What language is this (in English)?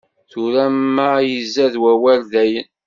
Kabyle